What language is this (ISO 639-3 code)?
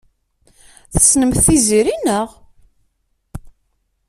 kab